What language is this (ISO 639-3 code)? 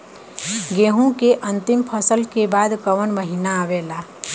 bho